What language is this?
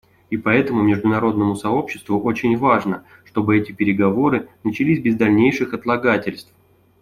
Russian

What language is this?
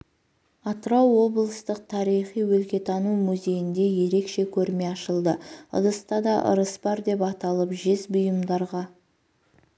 Kazakh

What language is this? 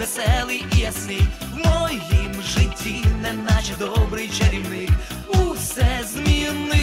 Ukrainian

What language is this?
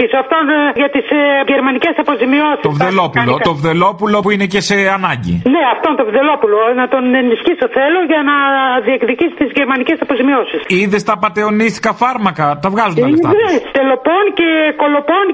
Greek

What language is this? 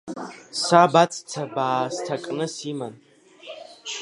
Abkhazian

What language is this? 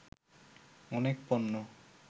Bangla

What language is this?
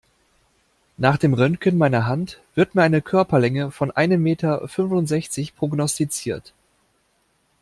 German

